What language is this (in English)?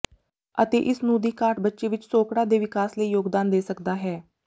Punjabi